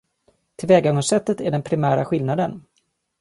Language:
Swedish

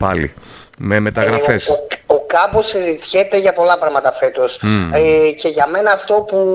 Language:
Greek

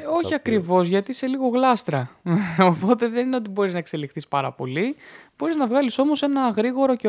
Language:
Greek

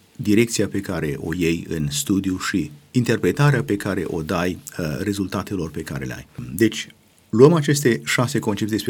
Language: Romanian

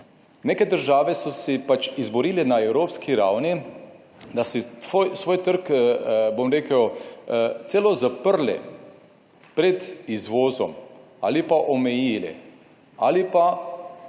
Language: Slovenian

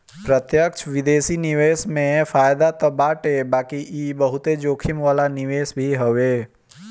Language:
Bhojpuri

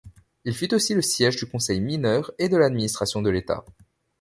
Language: French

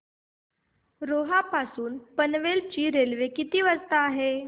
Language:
Marathi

